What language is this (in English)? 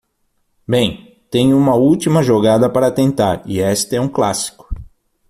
Portuguese